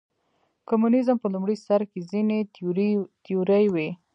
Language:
Pashto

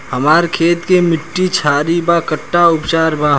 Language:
Bhojpuri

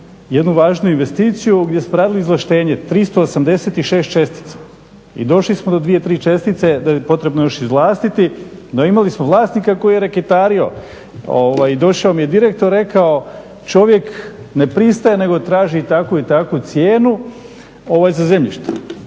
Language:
Croatian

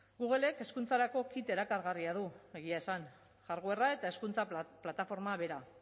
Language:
Basque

